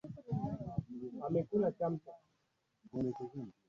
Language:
Swahili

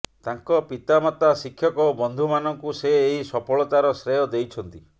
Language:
Odia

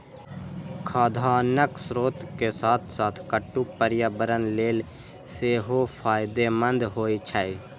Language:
Maithili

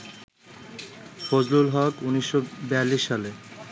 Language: Bangla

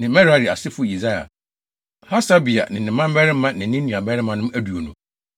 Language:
Akan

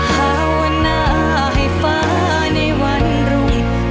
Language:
Thai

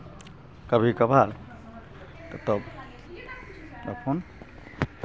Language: Maithili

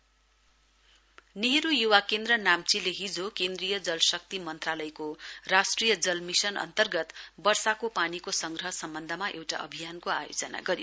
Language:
Nepali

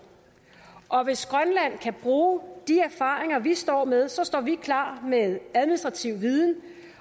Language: Danish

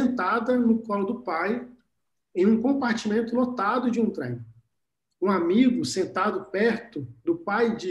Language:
Portuguese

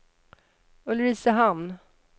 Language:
Swedish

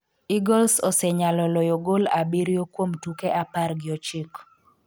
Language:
Luo (Kenya and Tanzania)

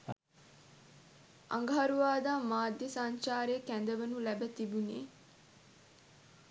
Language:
Sinhala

